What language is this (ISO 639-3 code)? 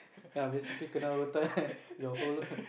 eng